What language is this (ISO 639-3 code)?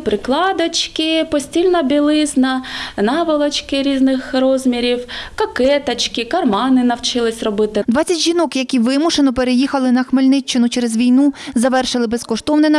ukr